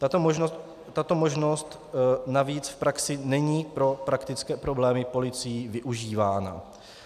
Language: Czech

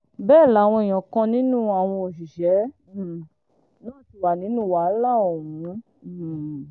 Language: Yoruba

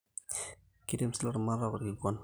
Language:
Masai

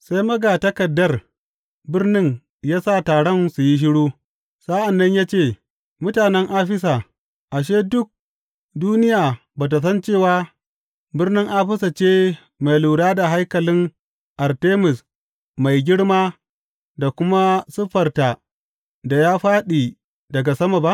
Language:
Hausa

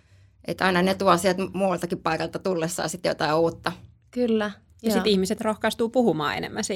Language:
Finnish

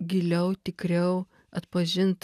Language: Lithuanian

